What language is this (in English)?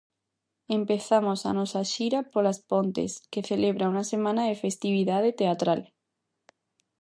Galician